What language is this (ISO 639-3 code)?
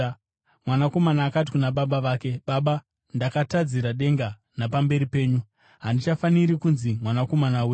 sna